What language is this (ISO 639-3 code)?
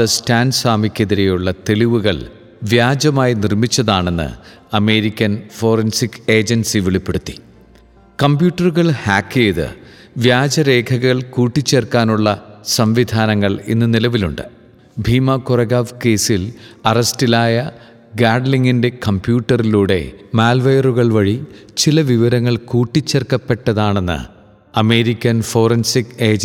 mal